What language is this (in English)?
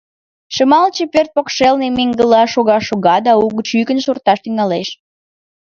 Mari